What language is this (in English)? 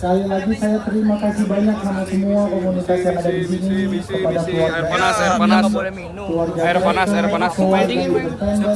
Indonesian